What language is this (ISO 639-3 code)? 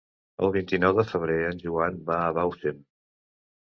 cat